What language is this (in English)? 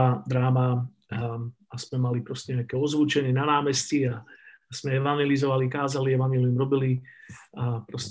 Slovak